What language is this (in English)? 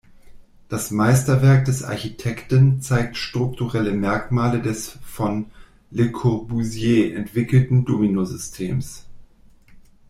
German